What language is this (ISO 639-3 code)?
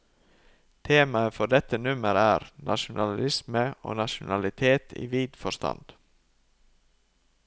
nor